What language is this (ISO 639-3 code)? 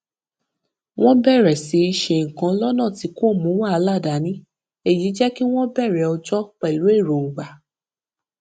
yor